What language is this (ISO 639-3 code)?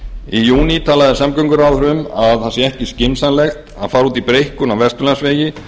isl